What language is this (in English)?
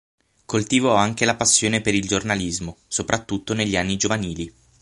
Italian